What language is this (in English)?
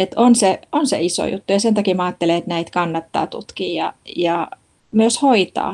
Finnish